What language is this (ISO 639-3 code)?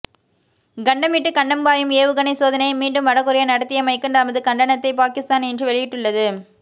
tam